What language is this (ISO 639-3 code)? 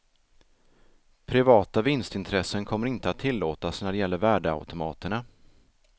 swe